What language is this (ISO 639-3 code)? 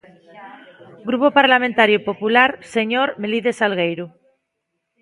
glg